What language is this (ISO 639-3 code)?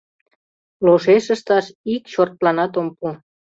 chm